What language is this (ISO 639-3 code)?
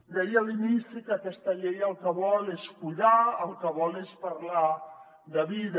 cat